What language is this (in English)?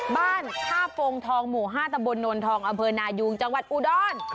Thai